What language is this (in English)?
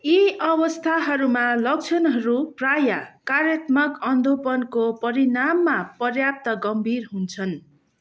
Nepali